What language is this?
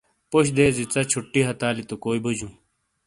Shina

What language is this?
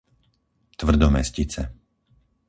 Slovak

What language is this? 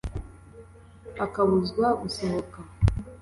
Kinyarwanda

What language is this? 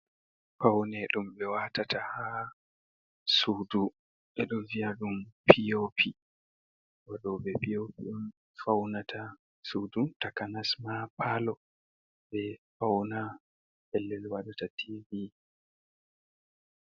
Fula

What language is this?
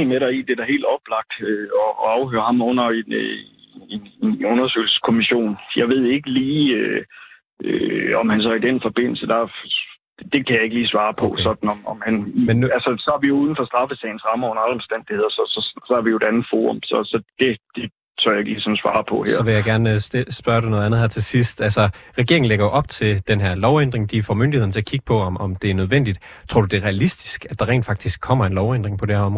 Danish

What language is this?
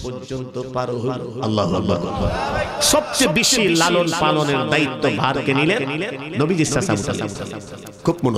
Arabic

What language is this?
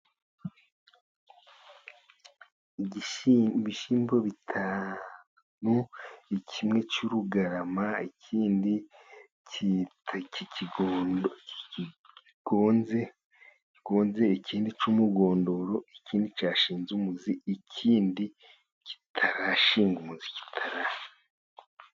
Kinyarwanda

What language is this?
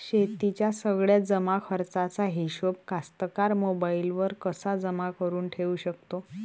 Marathi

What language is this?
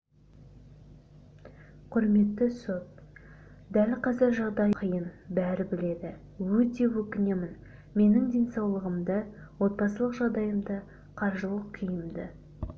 Kazakh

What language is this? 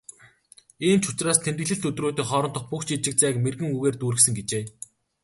Mongolian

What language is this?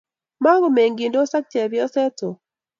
Kalenjin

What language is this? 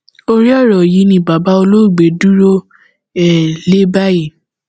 Yoruba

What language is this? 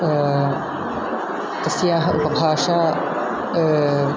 Sanskrit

